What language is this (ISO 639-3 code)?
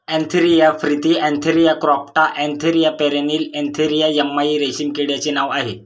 mar